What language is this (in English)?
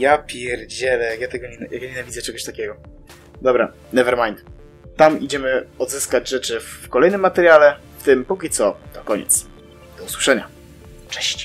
Polish